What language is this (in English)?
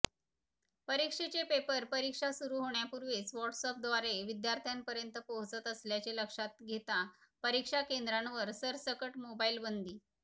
Marathi